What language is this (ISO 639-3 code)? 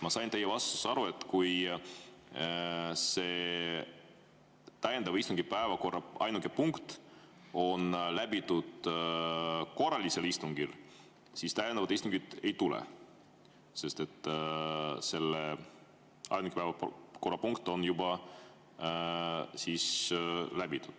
est